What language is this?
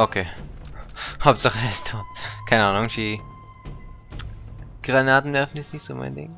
German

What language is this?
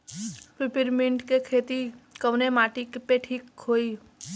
Bhojpuri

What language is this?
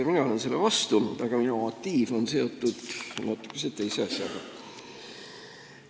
Estonian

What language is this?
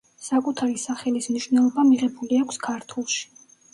Georgian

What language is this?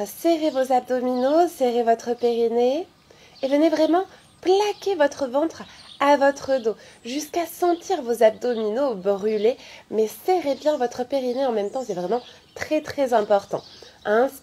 French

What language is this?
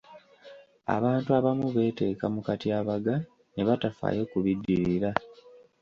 Ganda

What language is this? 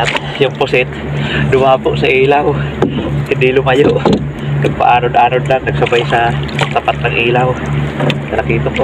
Filipino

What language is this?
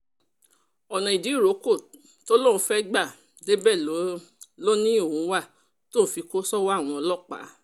Yoruba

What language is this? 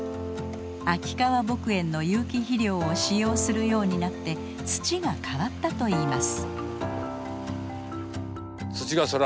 Japanese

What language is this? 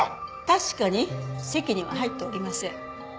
Japanese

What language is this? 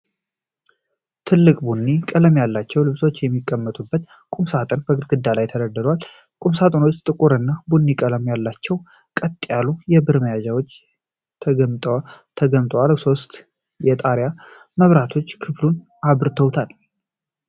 Amharic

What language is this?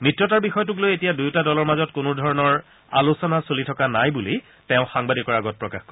Assamese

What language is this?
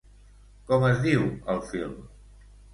Catalan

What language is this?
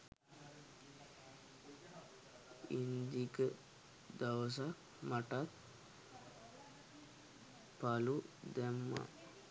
Sinhala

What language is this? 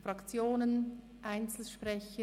Swiss German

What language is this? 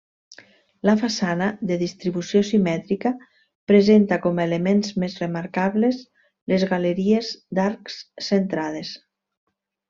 Catalan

